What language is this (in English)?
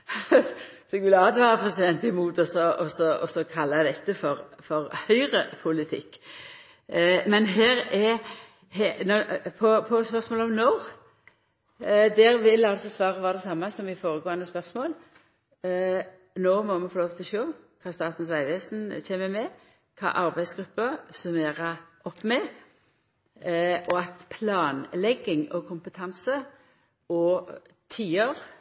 Norwegian Nynorsk